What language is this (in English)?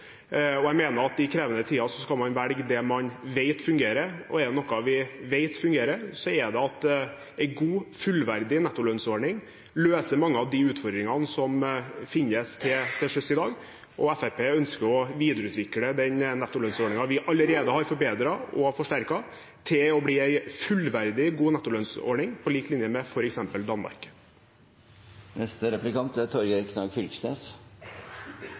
Norwegian